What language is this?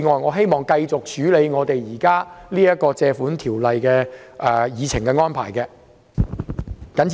Cantonese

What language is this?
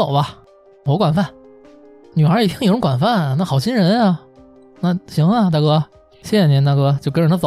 Chinese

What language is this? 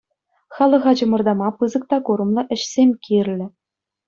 Chuvash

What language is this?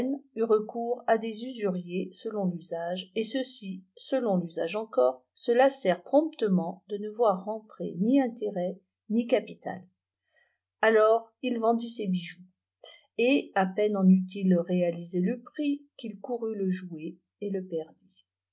French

